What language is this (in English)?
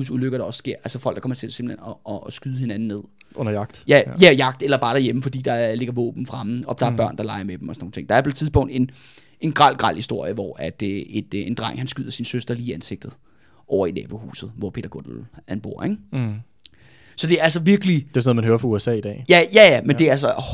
Danish